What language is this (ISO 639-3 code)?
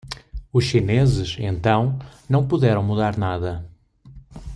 por